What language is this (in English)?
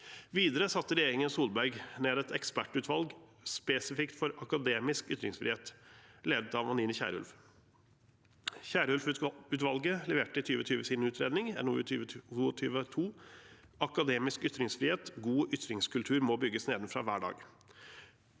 Norwegian